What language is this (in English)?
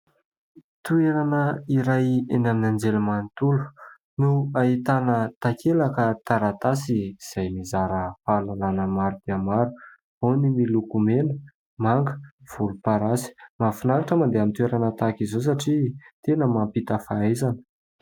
Malagasy